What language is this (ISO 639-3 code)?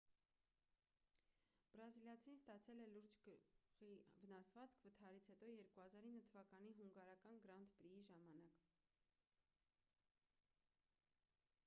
hye